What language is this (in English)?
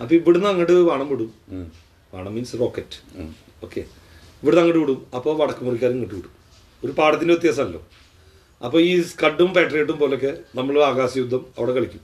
Malayalam